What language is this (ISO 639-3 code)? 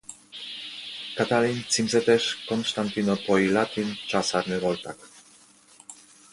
hun